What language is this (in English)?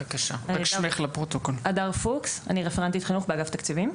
Hebrew